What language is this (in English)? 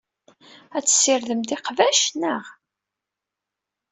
Kabyle